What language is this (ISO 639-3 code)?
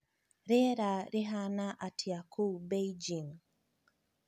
kik